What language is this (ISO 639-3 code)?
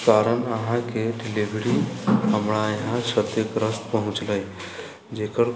mai